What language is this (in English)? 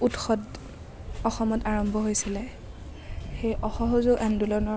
Assamese